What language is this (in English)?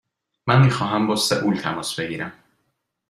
Persian